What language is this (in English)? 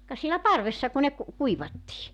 Finnish